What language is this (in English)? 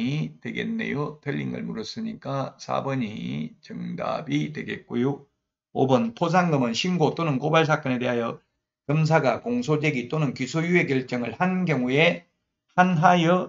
Korean